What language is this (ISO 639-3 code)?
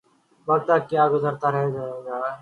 urd